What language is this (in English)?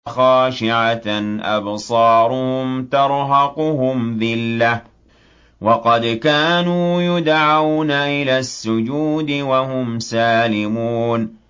Arabic